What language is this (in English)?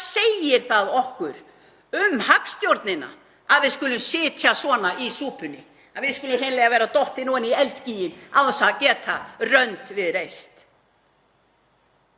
Icelandic